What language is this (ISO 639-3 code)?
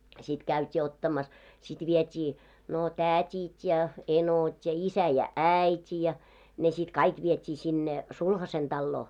fin